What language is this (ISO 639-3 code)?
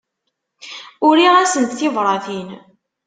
kab